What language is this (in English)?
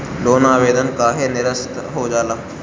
Bhojpuri